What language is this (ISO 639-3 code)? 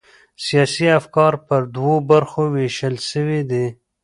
pus